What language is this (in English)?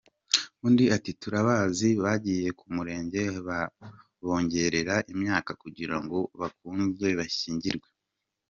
Kinyarwanda